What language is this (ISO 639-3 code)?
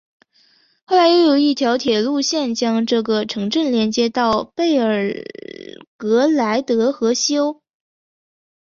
zho